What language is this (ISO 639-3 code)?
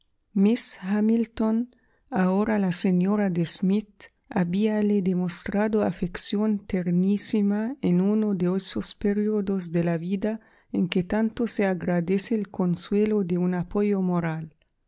spa